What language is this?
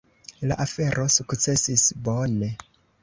Esperanto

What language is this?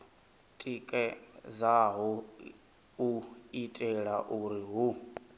Venda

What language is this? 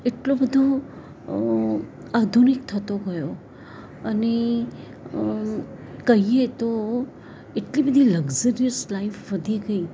Gujarati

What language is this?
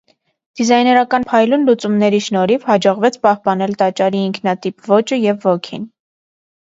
Armenian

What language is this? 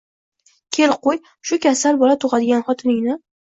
Uzbek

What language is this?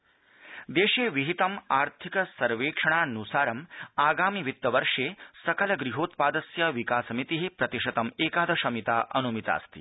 Sanskrit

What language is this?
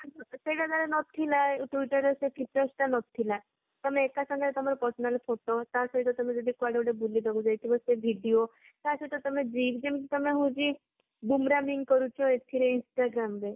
Odia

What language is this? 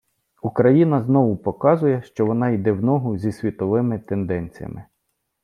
Ukrainian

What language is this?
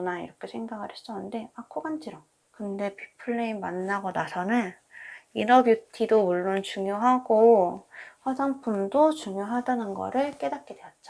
Korean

